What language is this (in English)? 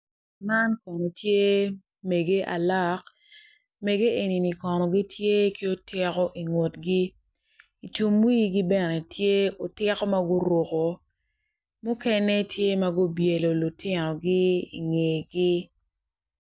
Acoli